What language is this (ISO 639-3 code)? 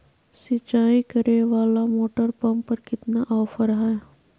mag